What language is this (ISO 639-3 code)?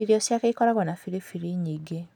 kik